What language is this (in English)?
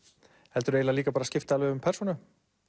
Icelandic